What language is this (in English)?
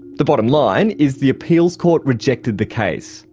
English